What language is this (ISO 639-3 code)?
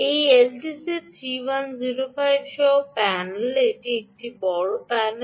ben